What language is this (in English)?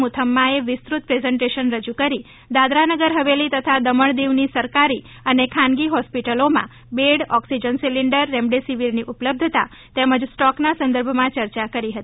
Gujarati